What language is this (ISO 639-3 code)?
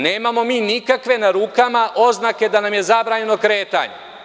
srp